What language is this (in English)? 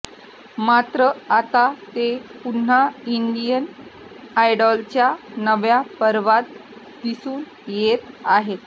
Marathi